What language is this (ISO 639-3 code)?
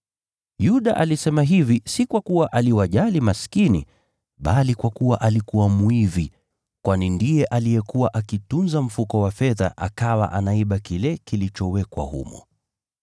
swa